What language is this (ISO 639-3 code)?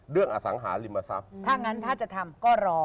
tha